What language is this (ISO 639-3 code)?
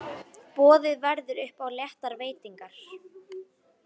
isl